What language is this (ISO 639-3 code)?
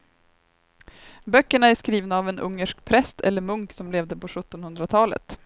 swe